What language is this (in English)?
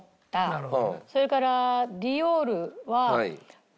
Japanese